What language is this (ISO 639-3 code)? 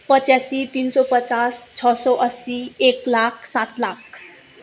nep